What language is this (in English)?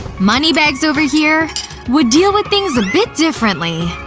English